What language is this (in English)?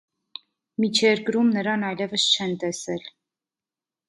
Armenian